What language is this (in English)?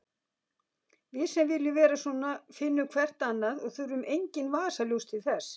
Icelandic